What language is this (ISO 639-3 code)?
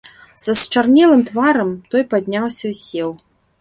bel